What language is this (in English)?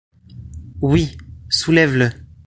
French